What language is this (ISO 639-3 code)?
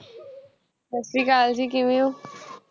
pan